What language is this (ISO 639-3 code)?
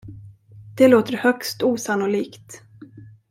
swe